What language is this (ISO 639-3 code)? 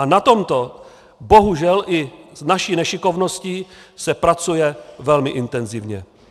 ces